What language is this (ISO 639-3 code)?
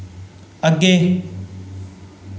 doi